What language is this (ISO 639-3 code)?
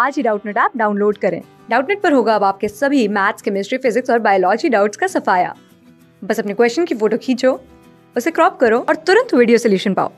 hin